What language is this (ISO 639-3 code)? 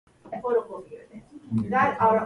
jpn